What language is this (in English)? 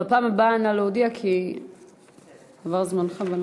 Hebrew